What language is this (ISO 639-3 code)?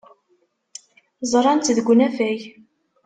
kab